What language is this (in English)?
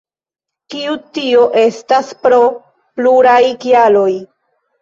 Esperanto